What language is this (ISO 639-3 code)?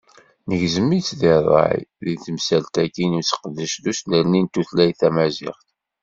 kab